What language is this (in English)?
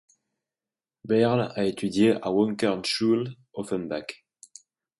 French